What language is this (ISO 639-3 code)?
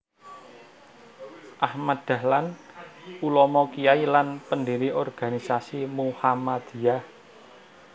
jav